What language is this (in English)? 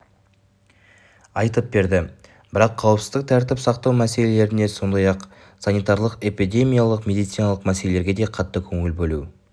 Kazakh